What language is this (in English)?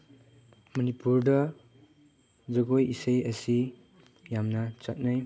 Manipuri